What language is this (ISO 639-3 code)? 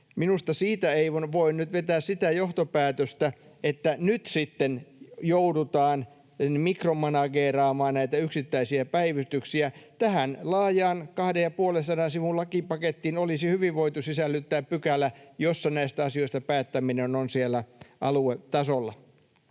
fin